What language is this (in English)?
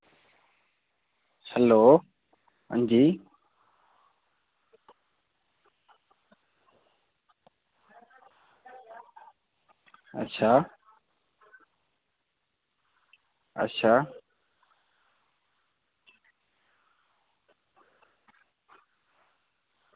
Dogri